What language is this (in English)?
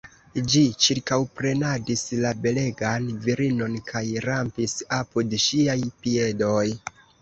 Esperanto